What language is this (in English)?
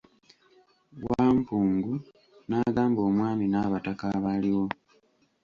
Ganda